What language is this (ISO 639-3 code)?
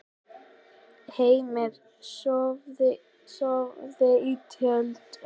isl